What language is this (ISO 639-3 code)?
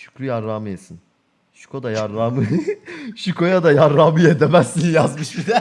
tur